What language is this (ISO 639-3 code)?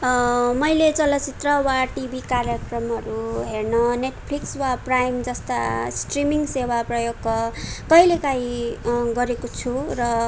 nep